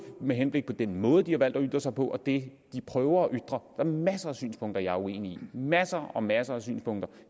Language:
Danish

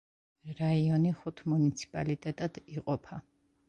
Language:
Georgian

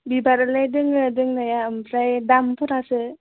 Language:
Bodo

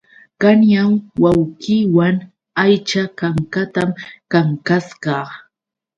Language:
Yauyos Quechua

